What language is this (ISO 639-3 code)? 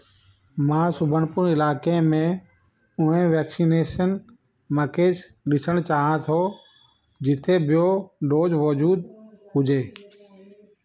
snd